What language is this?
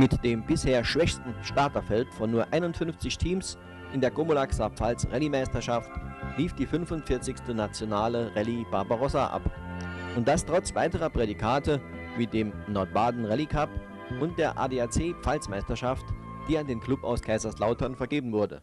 German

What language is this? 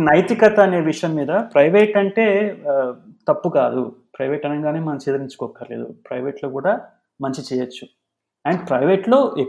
Telugu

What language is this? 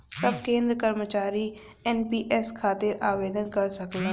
Bhojpuri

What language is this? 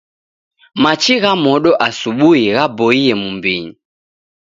Taita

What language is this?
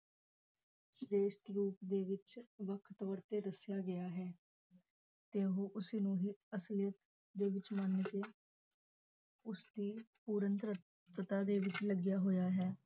Punjabi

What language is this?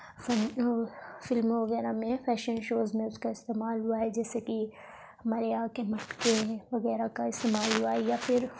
Urdu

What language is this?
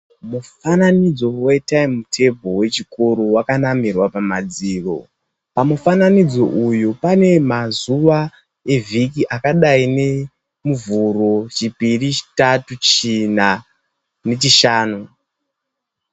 Ndau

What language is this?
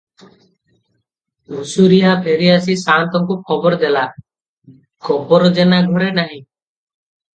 Odia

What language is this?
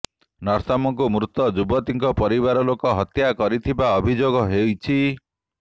Odia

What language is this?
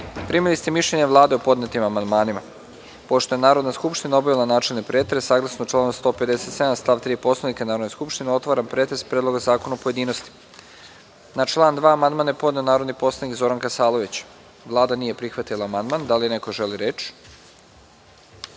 Serbian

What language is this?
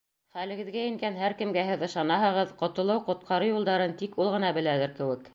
Bashkir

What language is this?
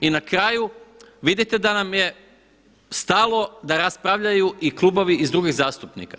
Croatian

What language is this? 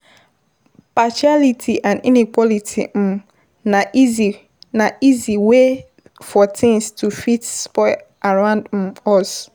Nigerian Pidgin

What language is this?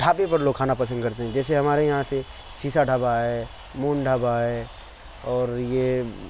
Urdu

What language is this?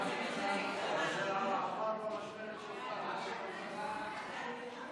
Hebrew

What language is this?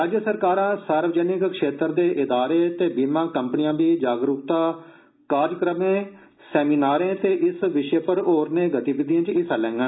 Dogri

